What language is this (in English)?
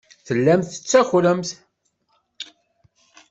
Kabyle